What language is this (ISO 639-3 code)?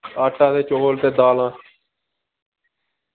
doi